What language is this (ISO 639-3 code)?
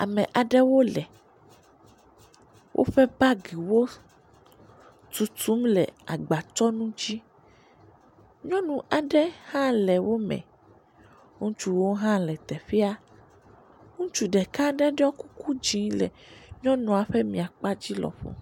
ewe